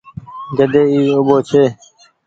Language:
Goaria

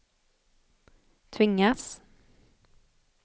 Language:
Swedish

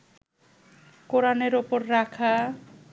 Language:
Bangla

